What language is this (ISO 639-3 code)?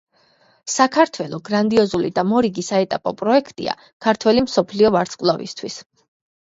kat